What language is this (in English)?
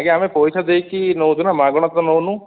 Odia